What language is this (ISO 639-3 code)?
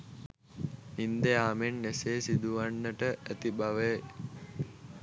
sin